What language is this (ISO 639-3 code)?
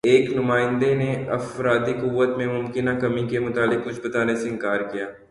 urd